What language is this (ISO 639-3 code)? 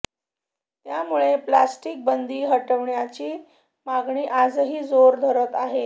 mar